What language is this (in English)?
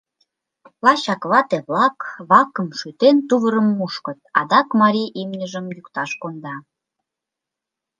Mari